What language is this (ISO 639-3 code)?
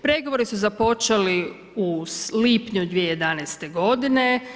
hrv